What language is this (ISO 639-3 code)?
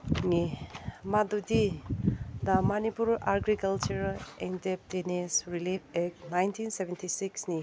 mni